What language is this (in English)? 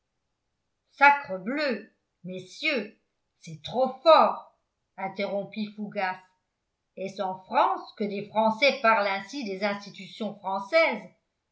French